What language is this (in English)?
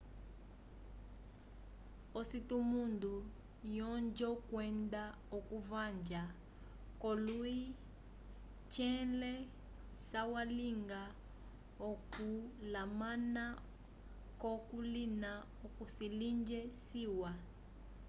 Umbundu